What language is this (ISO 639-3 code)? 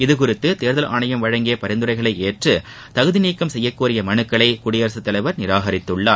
tam